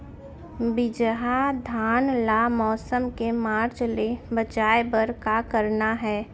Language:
Chhattisgarhi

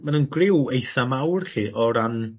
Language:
Welsh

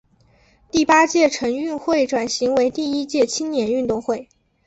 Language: Chinese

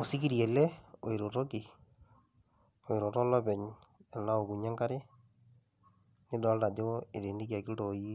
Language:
Masai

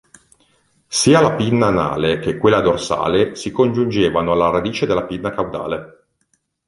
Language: Italian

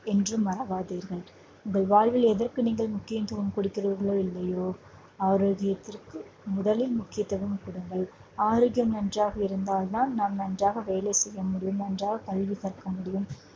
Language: Tamil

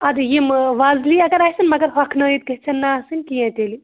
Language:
Kashmiri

